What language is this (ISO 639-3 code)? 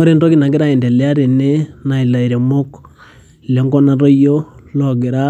mas